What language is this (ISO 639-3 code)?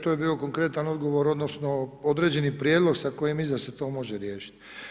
hrv